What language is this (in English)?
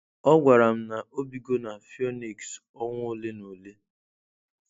Igbo